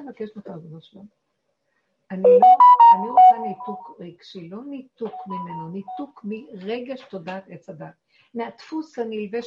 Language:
Hebrew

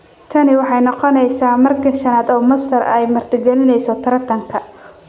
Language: Somali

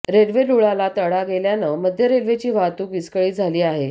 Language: Marathi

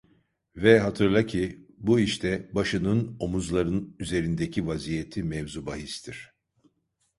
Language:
Turkish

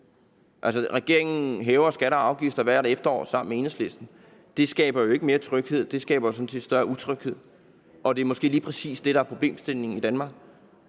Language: Danish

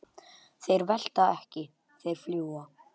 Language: Icelandic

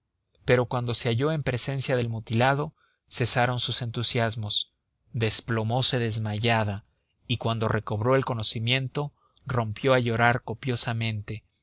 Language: Spanish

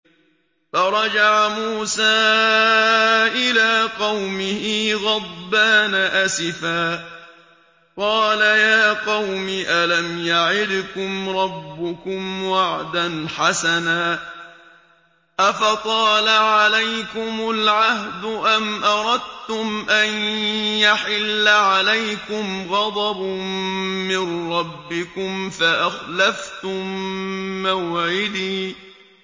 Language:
Arabic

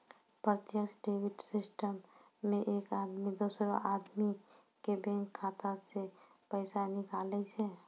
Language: Maithili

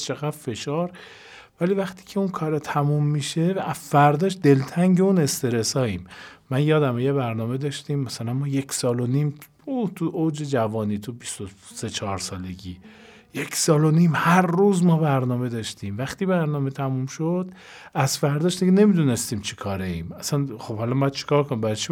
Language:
Persian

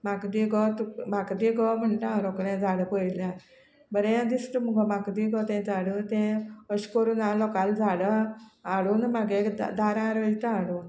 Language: Konkani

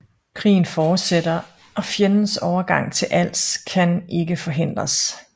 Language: Danish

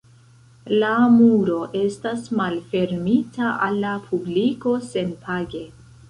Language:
Esperanto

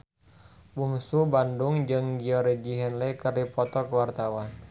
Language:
Sundanese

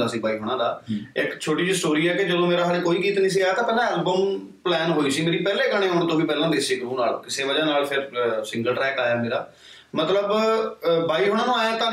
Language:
Punjabi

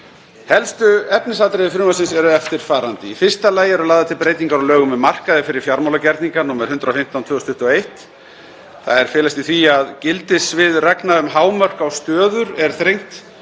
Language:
Icelandic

